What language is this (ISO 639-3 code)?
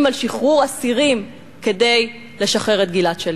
heb